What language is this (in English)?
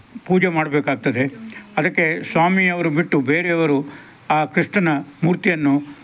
Kannada